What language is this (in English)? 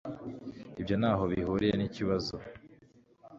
Kinyarwanda